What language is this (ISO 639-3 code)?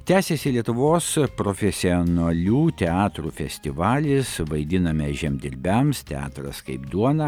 lit